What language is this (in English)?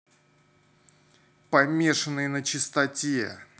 Russian